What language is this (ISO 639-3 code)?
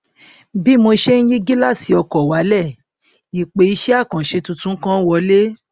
yor